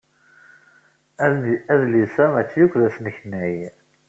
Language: Kabyle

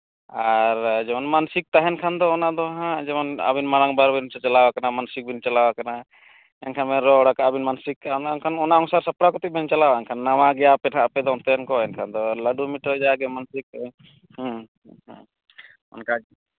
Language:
Santali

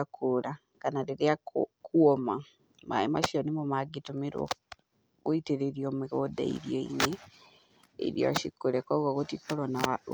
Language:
Kikuyu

